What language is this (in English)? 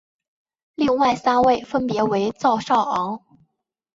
Chinese